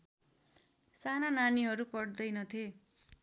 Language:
Nepali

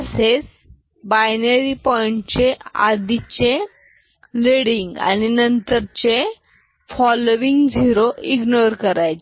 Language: Marathi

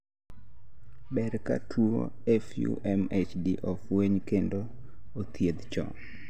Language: Luo (Kenya and Tanzania)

